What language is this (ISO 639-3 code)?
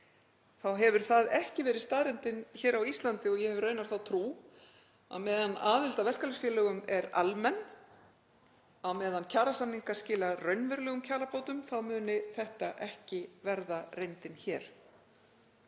isl